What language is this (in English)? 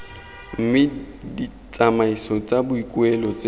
Tswana